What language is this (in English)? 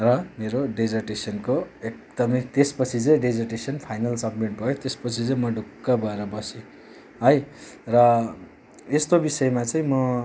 Nepali